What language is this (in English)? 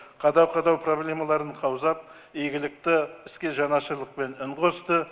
Kazakh